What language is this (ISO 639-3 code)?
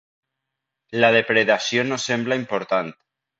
cat